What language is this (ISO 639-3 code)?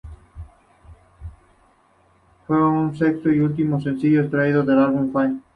spa